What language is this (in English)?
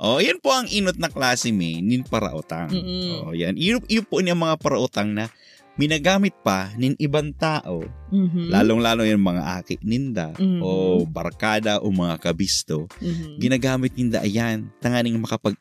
Filipino